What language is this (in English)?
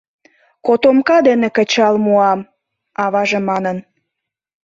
Mari